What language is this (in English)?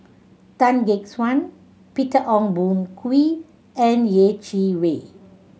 English